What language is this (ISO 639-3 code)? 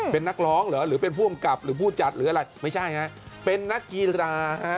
tha